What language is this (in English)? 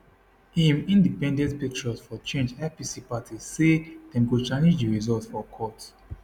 Nigerian Pidgin